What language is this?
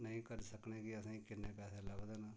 Dogri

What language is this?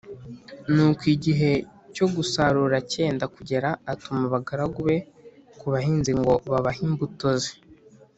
Kinyarwanda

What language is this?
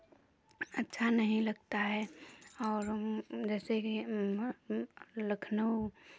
Hindi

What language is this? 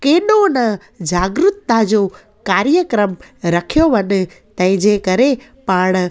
Sindhi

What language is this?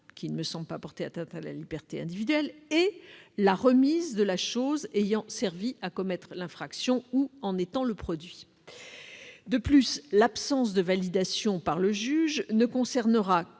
French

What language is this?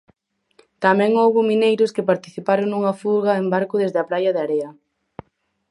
Galician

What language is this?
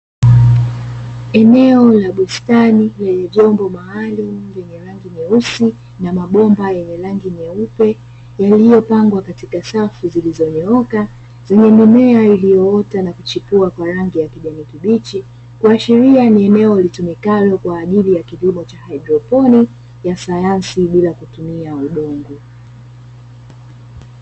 Swahili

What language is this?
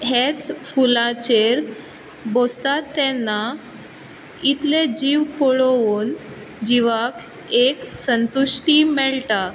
Konkani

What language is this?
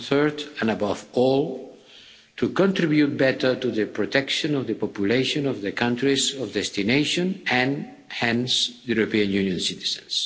English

